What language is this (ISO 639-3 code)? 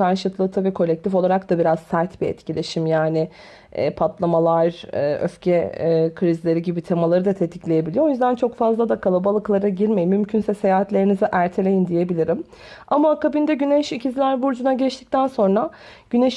tur